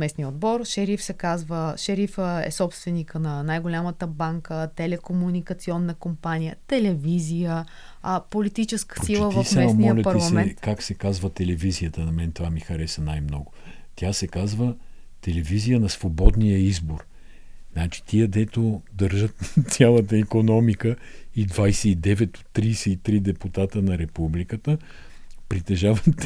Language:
Bulgarian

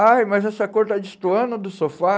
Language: Portuguese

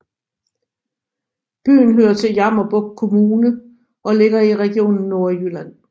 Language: Danish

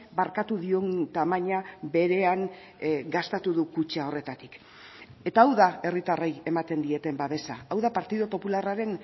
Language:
Basque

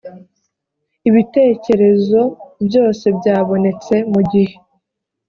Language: Kinyarwanda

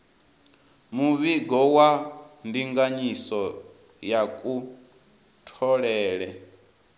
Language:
Venda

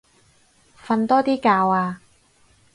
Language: Cantonese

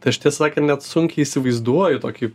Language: Lithuanian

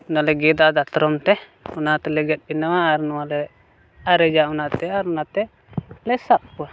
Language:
Santali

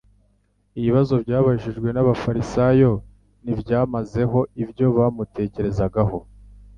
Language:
Kinyarwanda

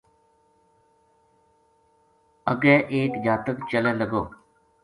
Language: Gujari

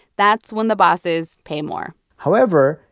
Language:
English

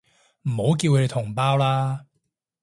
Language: Cantonese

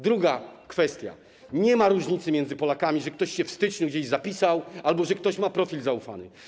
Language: Polish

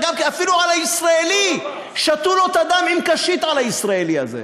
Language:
Hebrew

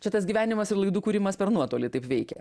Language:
Lithuanian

